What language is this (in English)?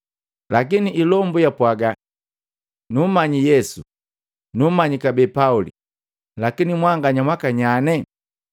Matengo